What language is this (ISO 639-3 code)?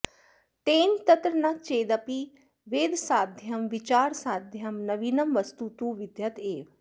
san